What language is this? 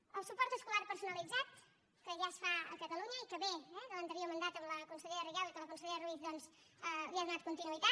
Catalan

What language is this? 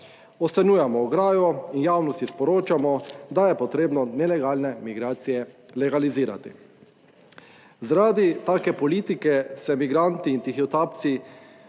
Slovenian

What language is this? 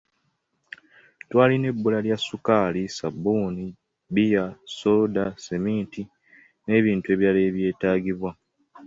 Ganda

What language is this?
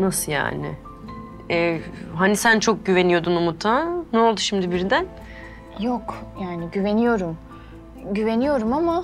Turkish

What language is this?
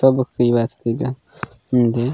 Gondi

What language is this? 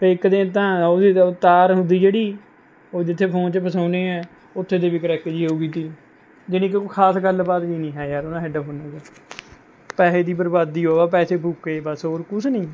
Punjabi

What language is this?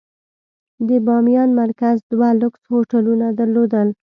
Pashto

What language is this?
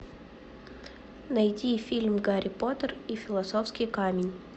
Russian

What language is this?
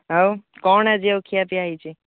Odia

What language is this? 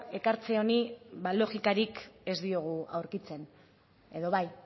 Basque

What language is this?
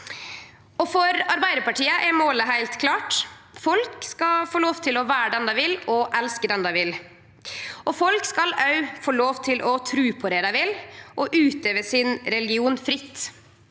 Norwegian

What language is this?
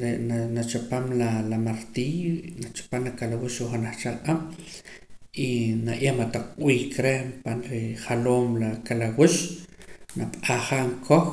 Poqomam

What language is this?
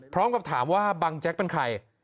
Thai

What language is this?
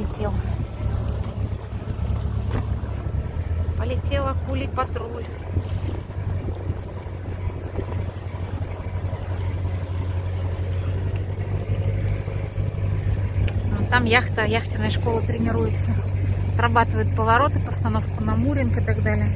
Russian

